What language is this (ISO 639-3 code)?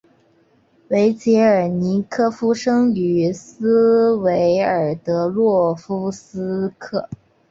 zho